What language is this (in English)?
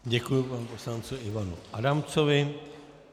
Czech